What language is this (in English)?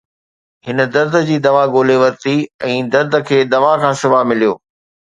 Sindhi